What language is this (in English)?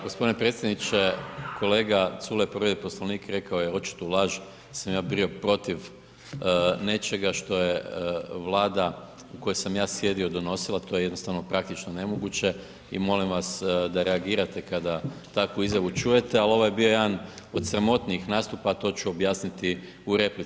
Croatian